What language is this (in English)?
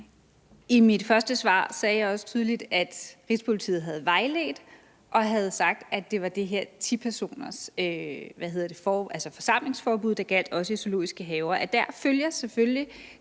Danish